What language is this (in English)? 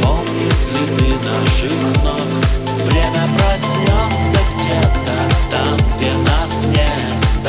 Russian